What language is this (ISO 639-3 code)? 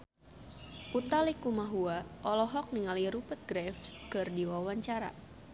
sun